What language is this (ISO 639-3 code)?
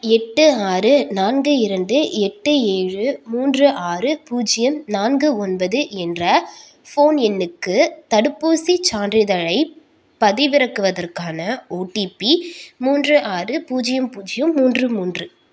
tam